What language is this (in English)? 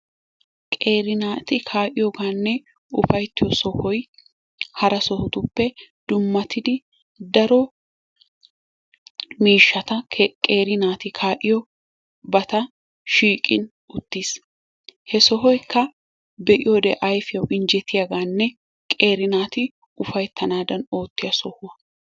Wolaytta